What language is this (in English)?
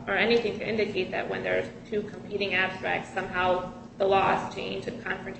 English